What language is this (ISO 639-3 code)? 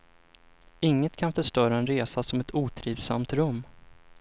swe